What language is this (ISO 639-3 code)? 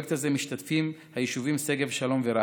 heb